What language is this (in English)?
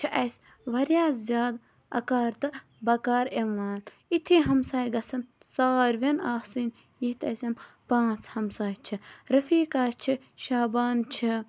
Kashmiri